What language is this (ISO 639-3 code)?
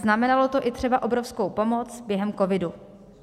ces